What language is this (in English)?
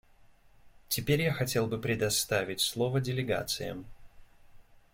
Russian